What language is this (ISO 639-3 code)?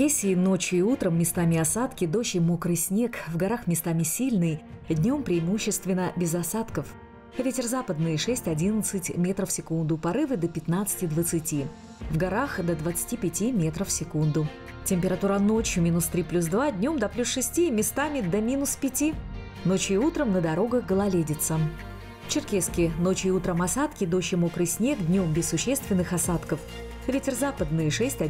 rus